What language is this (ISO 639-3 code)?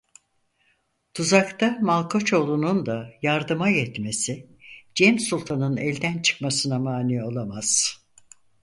tur